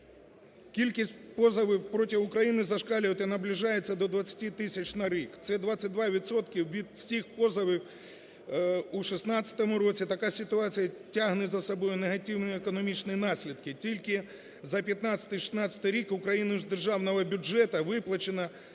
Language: Ukrainian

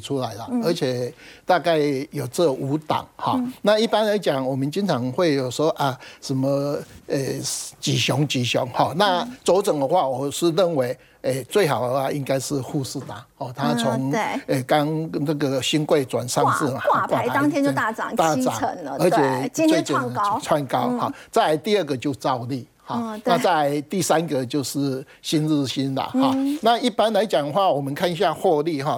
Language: Chinese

